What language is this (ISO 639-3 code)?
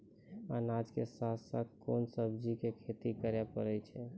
mai